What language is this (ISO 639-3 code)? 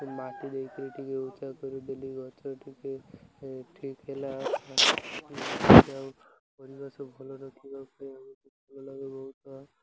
ori